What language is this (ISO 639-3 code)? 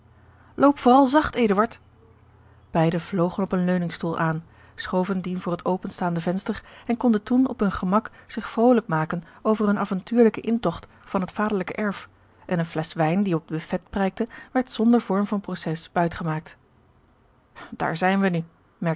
nld